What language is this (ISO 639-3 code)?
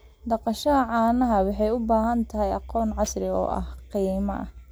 som